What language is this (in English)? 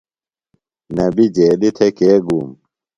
Phalura